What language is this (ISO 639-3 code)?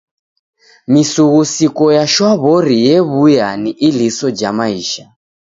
dav